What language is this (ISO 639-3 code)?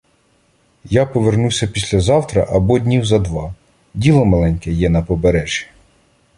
ukr